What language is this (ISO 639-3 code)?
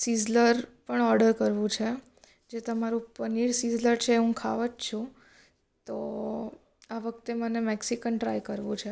guj